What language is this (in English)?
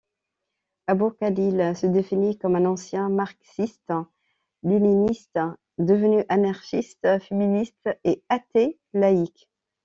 French